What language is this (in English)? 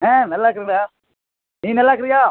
Tamil